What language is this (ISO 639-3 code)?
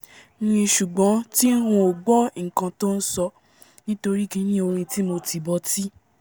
yor